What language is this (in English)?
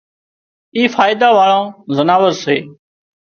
Wadiyara Koli